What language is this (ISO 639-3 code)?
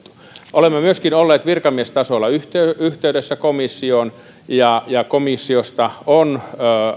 fin